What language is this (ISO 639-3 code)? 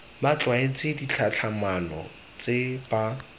tsn